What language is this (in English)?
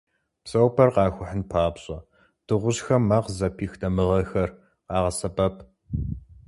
Kabardian